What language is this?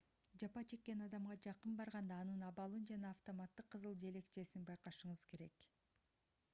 Kyrgyz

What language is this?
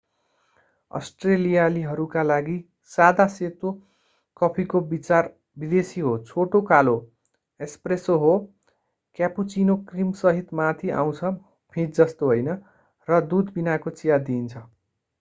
Nepali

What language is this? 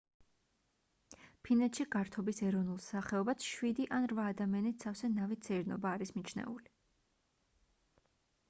Georgian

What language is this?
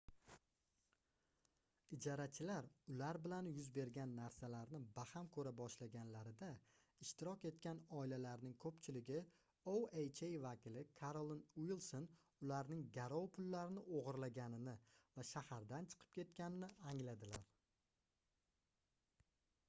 Uzbek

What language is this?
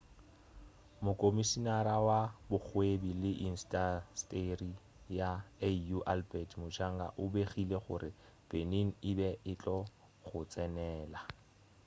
Northern Sotho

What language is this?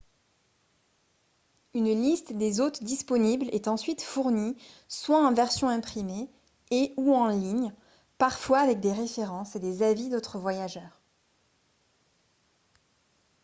French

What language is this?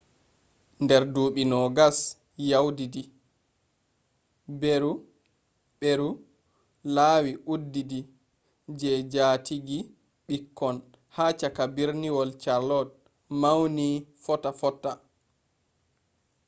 Fula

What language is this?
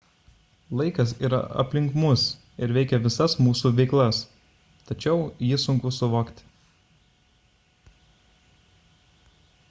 Lithuanian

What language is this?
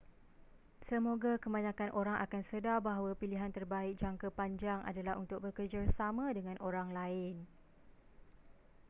Malay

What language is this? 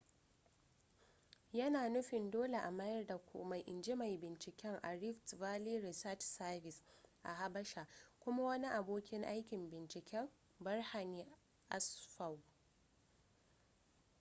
Hausa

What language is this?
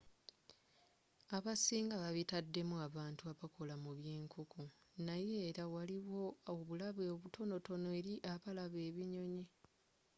Ganda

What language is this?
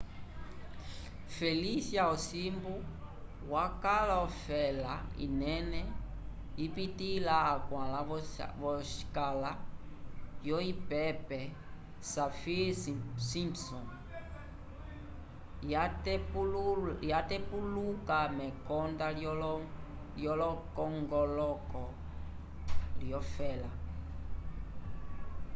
Umbundu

